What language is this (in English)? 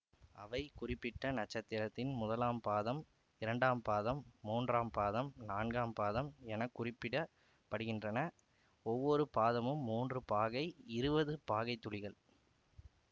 Tamil